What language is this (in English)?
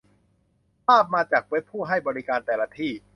Thai